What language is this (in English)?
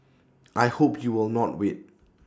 English